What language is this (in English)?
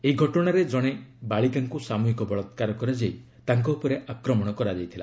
Odia